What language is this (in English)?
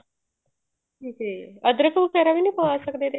Punjabi